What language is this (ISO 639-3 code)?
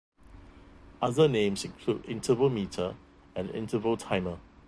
eng